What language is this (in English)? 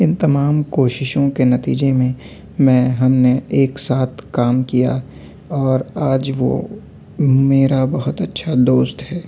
Urdu